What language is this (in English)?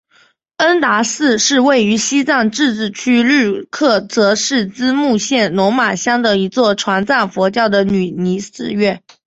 Chinese